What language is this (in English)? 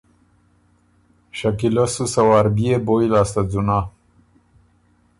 Ormuri